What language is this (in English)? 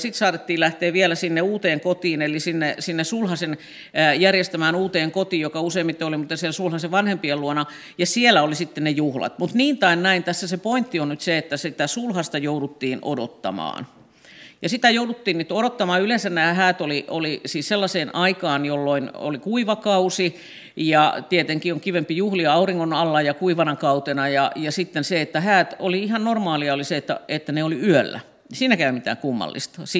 Finnish